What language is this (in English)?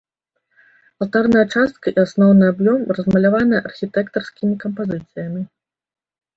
Belarusian